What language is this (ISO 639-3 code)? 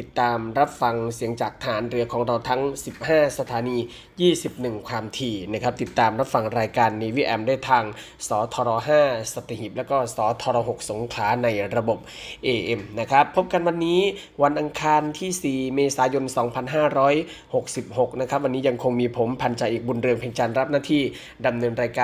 tha